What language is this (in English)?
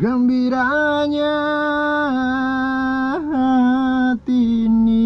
Indonesian